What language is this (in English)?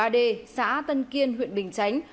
Vietnamese